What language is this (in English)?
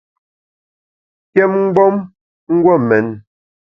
Bamun